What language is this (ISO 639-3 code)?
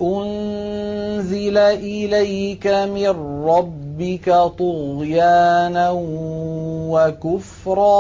ara